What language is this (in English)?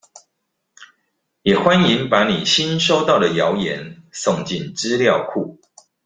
Chinese